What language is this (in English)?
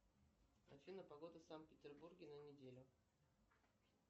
Russian